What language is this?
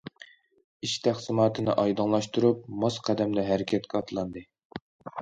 Uyghur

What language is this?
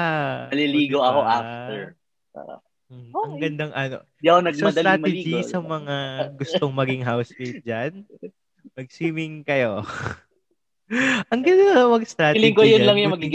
Filipino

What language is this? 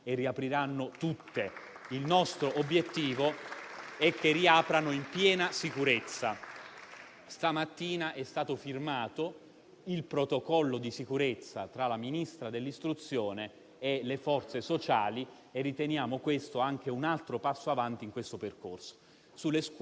Italian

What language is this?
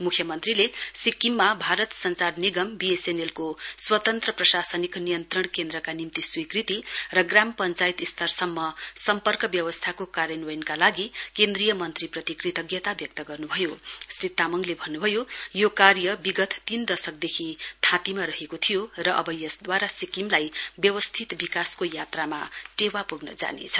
Nepali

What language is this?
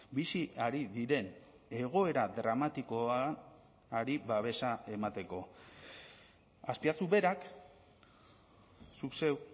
Basque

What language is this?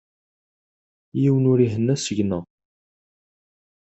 Kabyle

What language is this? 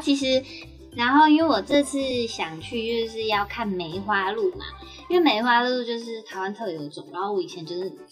Chinese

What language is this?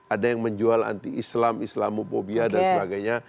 Indonesian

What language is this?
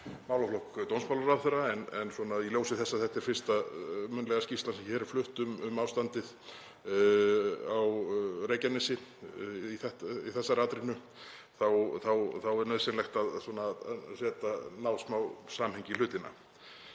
Icelandic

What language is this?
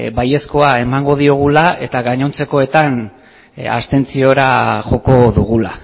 Basque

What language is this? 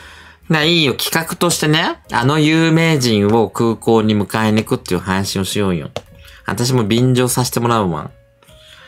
Japanese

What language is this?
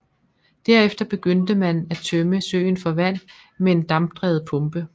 Danish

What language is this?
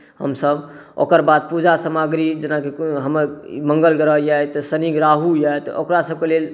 Maithili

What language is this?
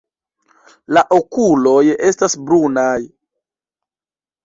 Esperanto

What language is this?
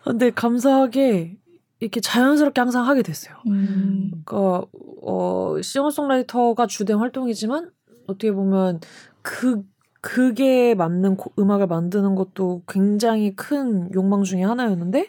Korean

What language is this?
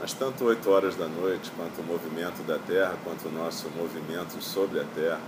Portuguese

